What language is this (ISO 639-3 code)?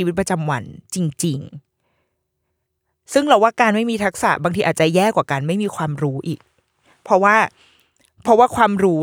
tha